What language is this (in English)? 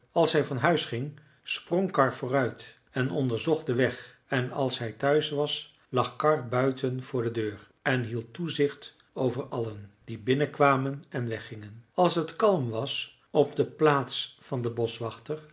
Dutch